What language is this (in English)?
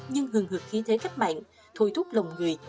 Vietnamese